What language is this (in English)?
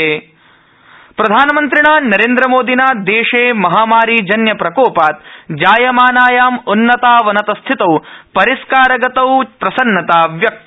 Sanskrit